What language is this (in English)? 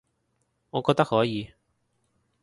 Cantonese